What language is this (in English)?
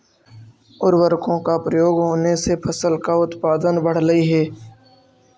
Magahi